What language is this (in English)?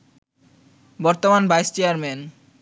Bangla